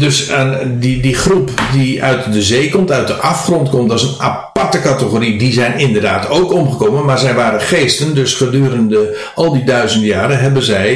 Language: Dutch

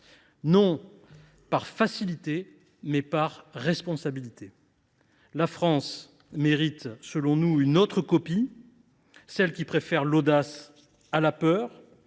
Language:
French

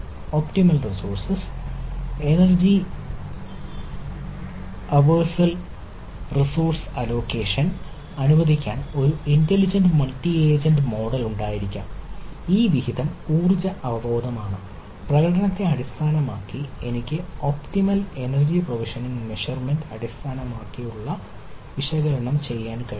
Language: Malayalam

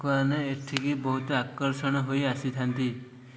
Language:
Odia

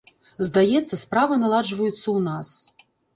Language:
Belarusian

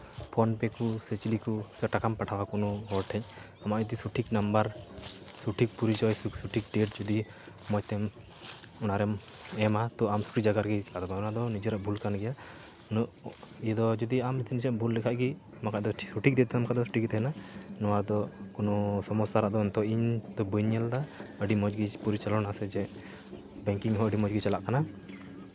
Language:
Santali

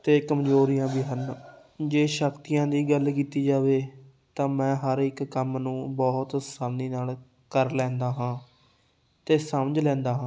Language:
Punjabi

